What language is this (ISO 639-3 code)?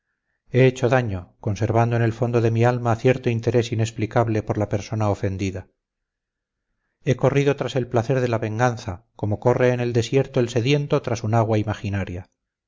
spa